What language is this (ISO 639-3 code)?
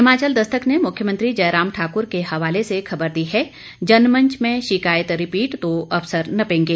hin